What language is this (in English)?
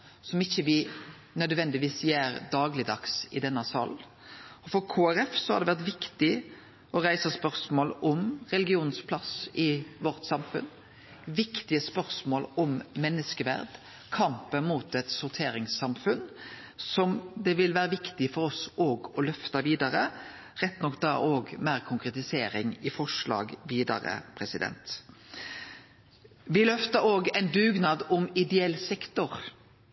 Norwegian Nynorsk